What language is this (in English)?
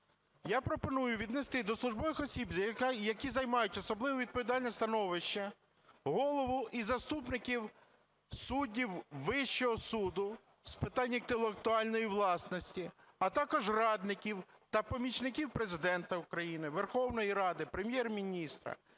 Ukrainian